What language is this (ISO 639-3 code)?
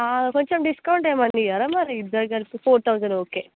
tel